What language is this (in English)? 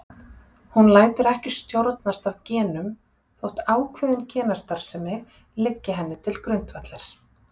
Icelandic